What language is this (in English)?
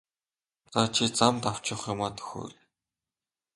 Mongolian